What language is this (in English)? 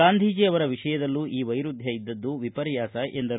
Kannada